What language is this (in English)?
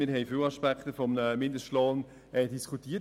Swiss German